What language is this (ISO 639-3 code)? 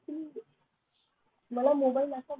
mar